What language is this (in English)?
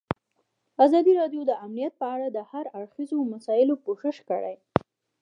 Pashto